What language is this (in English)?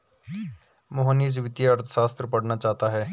Hindi